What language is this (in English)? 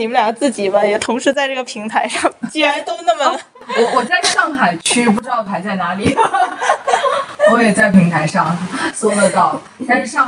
Chinese